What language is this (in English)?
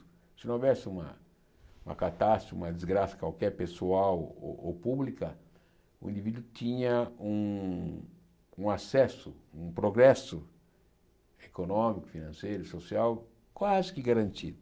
Portuguese